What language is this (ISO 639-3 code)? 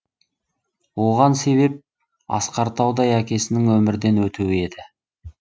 kaz